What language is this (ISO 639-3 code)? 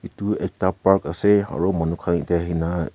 nag